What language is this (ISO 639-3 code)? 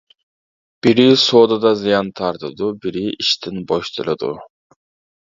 uig